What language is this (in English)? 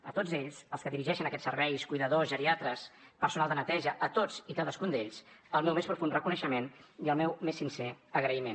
Catalan